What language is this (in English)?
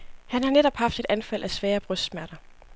Danish